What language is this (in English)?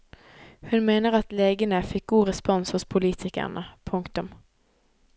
Norwegian